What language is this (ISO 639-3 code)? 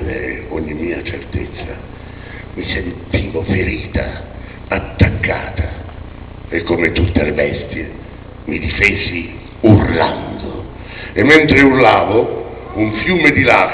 ita